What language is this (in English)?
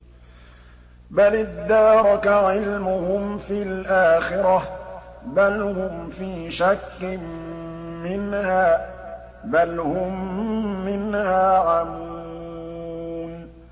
Arabic